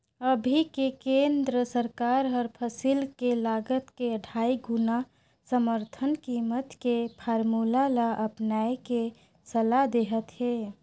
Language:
Chhattisgarhi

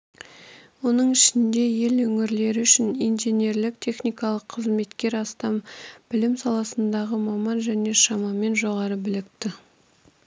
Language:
Kazakh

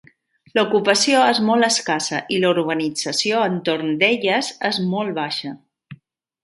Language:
Catalan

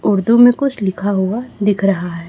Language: Hindi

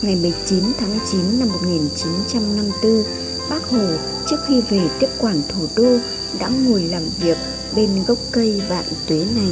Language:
Vietnamese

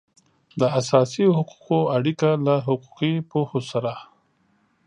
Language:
Pashto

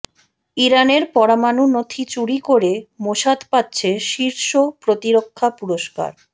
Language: Bangla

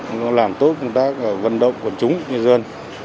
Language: Vietnamese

